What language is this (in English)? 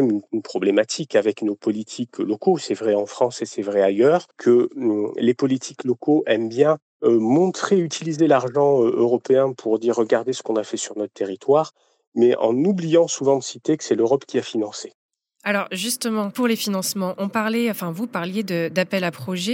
French